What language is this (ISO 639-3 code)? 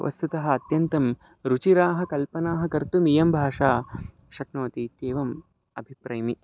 san